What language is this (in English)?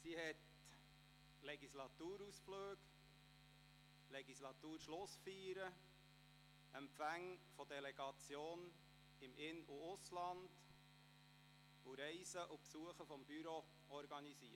Swiss German